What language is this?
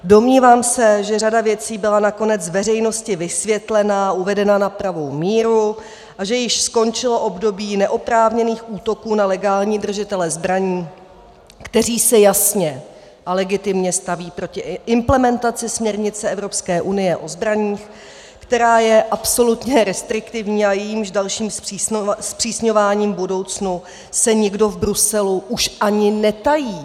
Czech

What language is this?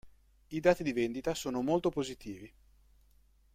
Italian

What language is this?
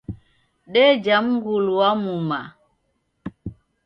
Taita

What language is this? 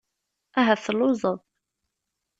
Kabyle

